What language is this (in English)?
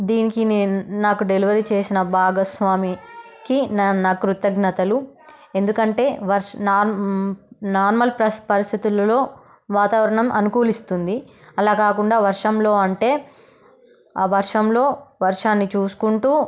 Telugu